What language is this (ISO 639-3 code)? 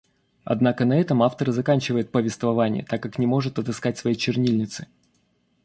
rus